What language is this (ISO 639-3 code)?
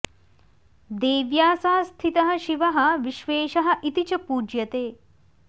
san